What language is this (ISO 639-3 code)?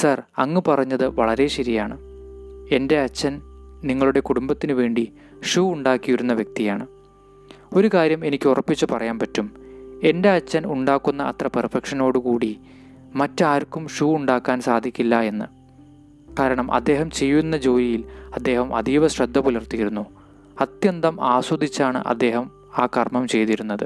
mal